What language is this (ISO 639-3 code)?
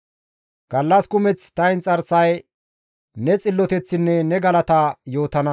gmv